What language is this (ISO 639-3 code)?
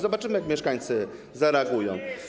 pol